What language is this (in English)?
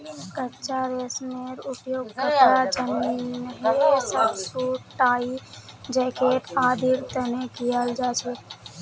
Magahi